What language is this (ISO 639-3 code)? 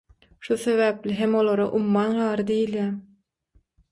tuk